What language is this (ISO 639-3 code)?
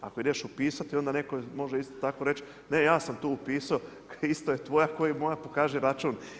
hrv